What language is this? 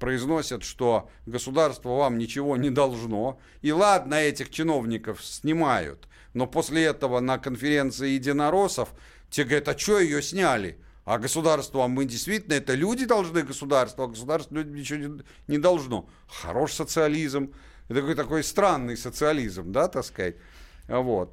Russian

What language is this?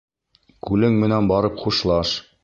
Bashkir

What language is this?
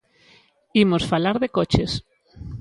Galician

